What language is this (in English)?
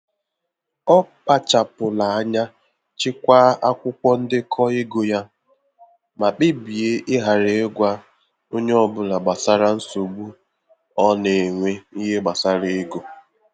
Igbo